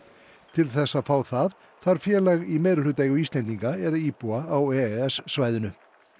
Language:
Icelandic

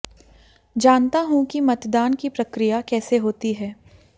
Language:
Hindi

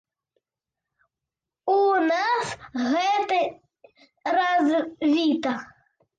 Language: Belarusian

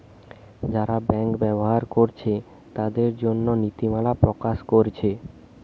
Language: Bangla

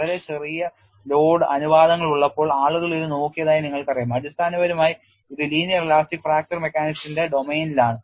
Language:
Malayalam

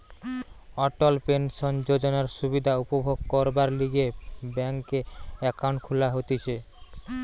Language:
Bangla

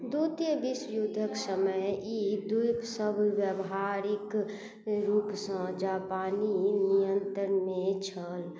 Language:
Maithili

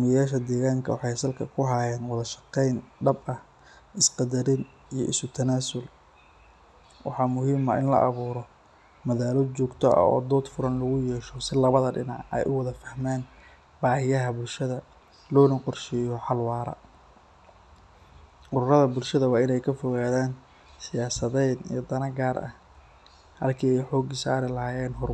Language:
Somali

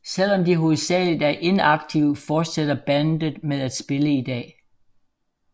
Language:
Danish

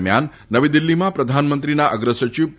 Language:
Gujarati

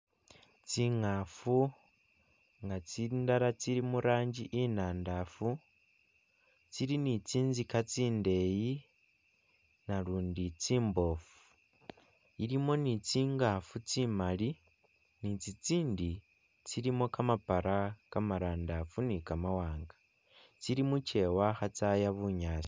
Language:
Masaaba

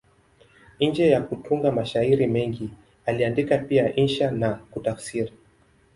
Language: Swahili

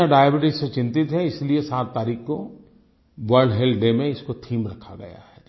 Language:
Hindi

